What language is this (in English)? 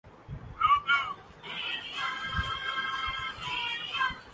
Urdu